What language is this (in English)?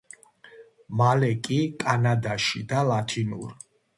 Georgian